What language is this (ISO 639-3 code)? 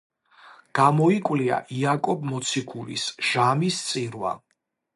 kat